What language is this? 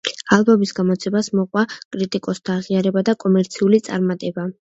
Georgian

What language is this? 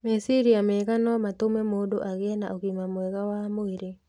Kikuyu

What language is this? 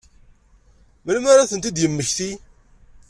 Kabyle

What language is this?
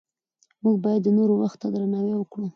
Pashto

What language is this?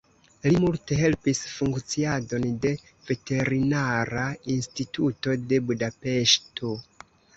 Esperanto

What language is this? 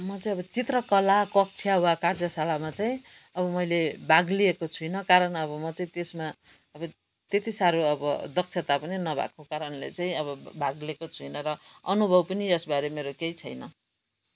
Nepali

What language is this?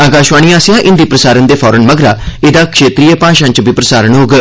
Dogri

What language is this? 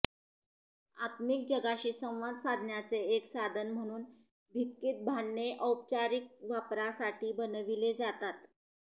Marathi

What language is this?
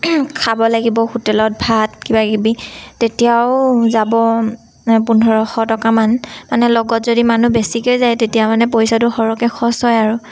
Assamese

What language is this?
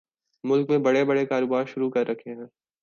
Urdu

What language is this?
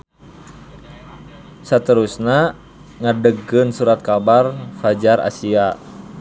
Sundanese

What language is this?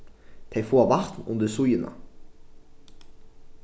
Faroese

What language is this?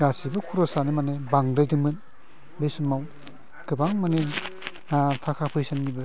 Bodo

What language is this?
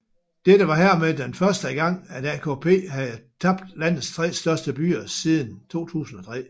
Danish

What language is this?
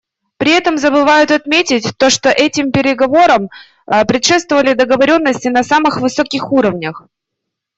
Russian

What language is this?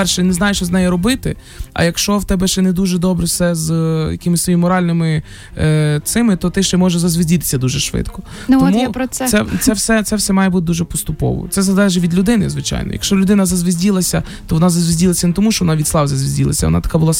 Ukrainian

